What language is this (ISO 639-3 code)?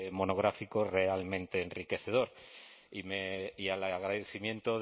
spa